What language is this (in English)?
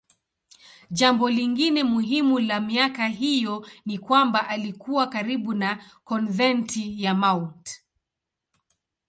Swahili